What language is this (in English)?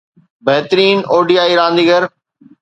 Sindhi